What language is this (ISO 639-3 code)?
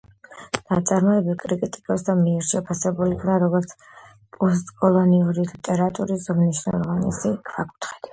kat